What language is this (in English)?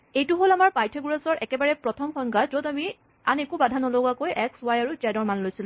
Assamese